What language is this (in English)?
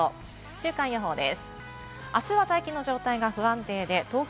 Japanese